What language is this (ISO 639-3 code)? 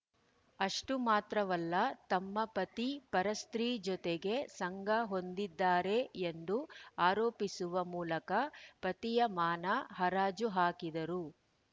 kan